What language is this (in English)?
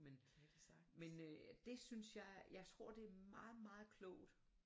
Danish